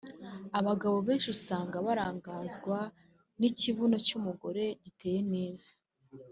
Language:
Kinyarwanda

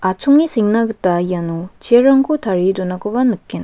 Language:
Garo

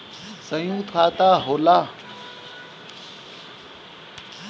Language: Bhojpuri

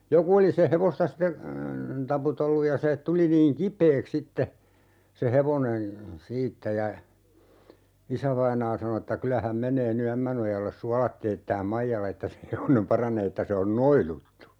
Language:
Finnish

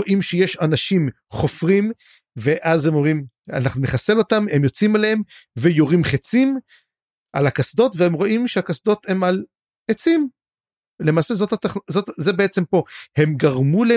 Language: Hebrew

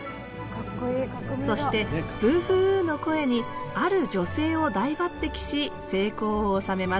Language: Japanese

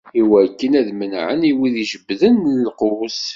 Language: Kabyle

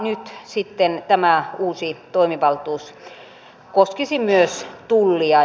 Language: Finnish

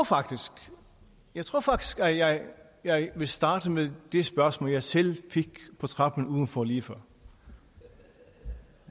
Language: Danish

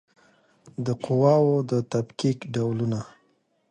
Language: Pashto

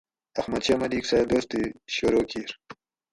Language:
Gawri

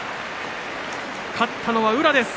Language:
Japanese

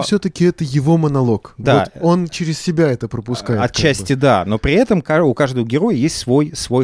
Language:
Russian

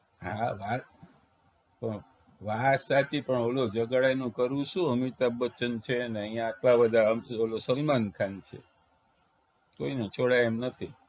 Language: Gujarati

